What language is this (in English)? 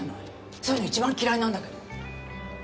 Japanese